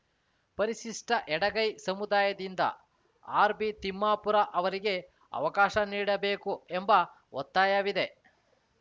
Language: Kannada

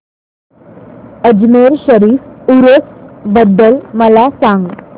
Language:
Marathi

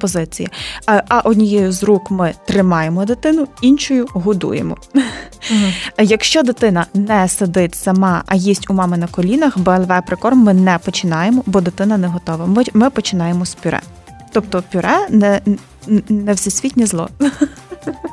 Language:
Ukrainian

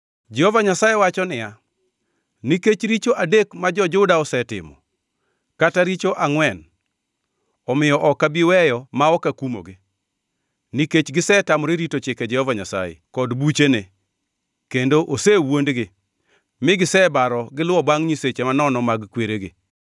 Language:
Luo (Kenya and Tanzania)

